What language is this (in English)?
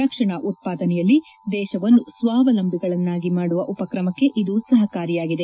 Kannada